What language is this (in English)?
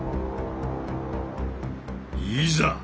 Japanese